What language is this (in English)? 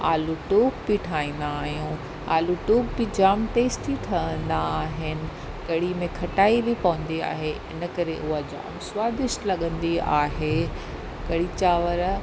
Sindhi